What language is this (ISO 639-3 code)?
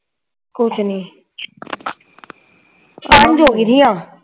pan